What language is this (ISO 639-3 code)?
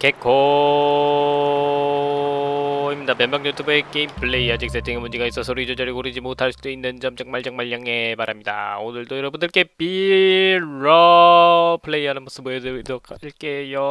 kor